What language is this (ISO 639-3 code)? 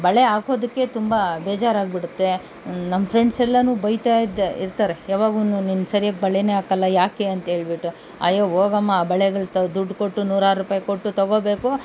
kan